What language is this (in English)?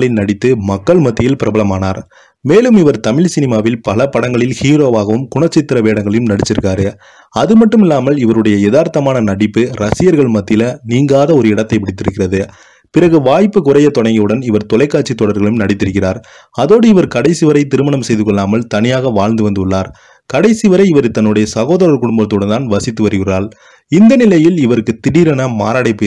Romanian